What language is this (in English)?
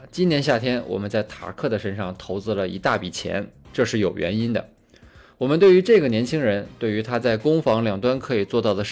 Chinese